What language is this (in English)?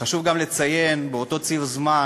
Hebrew